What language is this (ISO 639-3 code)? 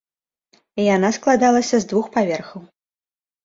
bel